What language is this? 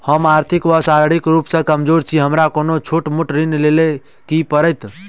Maithili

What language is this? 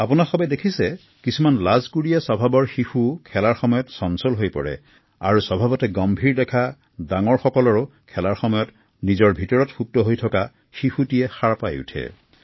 Assamese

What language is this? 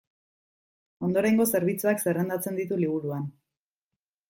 Basque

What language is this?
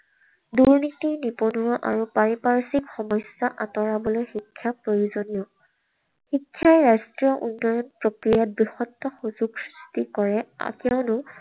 Assamese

